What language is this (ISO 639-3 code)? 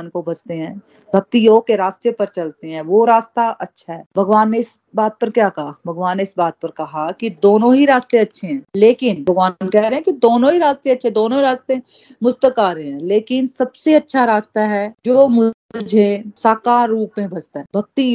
hin